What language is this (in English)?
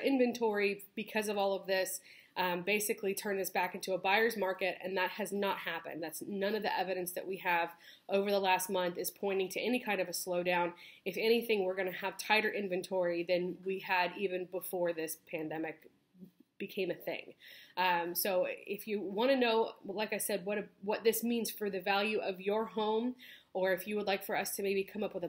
English